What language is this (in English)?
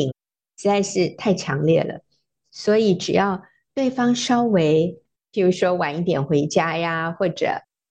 Chinese